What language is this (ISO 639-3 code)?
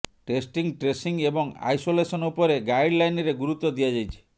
ori